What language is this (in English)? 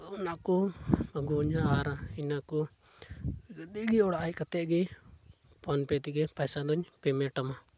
Santali